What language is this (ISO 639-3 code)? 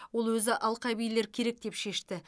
kaz